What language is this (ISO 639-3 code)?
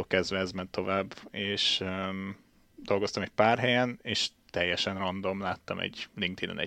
hun